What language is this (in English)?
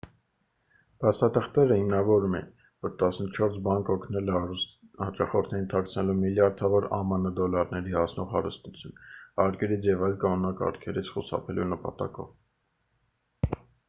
Armenian